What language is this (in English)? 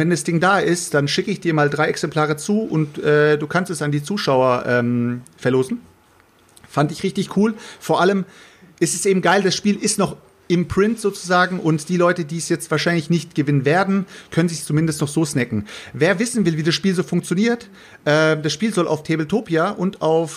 German